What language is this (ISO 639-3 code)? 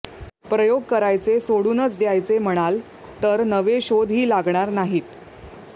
mar